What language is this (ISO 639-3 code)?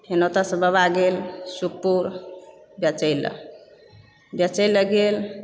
mai